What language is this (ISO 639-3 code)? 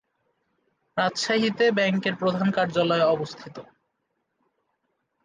ben